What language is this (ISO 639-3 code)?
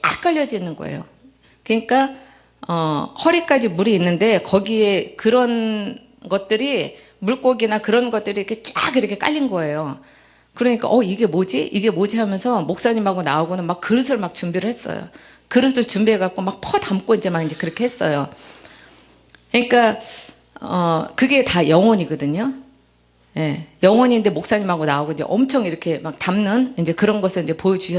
kor